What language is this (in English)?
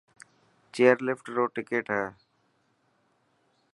Dhatki